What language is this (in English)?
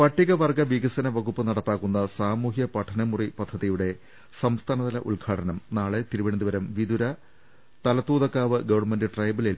Malayalam